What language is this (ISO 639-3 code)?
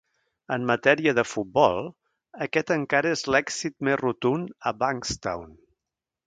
cat